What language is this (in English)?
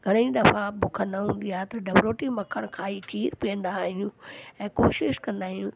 Sindhi